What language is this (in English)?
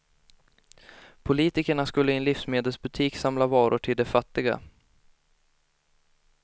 Swedish